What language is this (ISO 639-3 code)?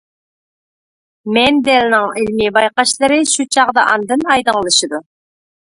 uig